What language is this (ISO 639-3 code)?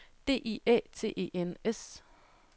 dan